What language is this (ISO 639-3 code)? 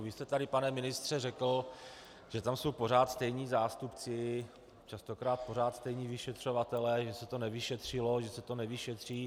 ces